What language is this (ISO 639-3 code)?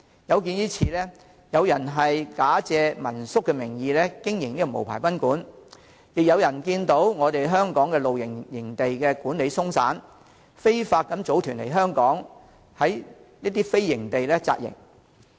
yue